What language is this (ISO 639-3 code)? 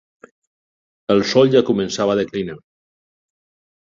cat